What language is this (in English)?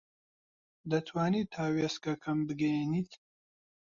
Central Kurdish